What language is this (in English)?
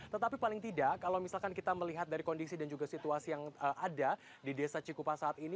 Indonesian